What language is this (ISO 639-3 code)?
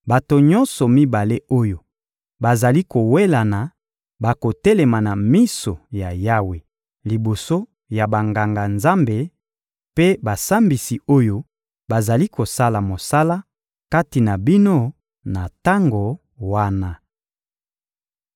lin